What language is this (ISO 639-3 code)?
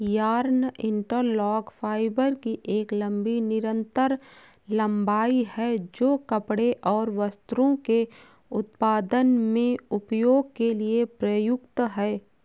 hin